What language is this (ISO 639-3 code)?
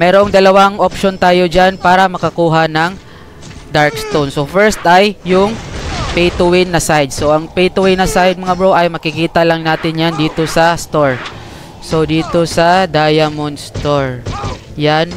fil